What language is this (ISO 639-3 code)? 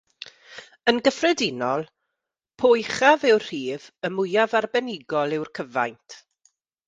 cym